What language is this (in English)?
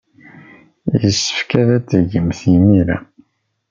Kabyle